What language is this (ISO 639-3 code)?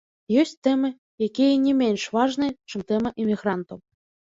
bel